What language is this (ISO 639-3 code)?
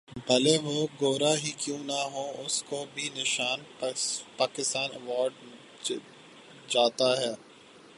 urd